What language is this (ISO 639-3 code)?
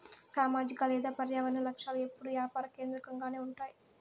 tel